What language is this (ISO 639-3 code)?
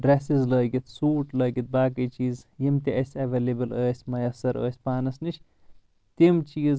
kas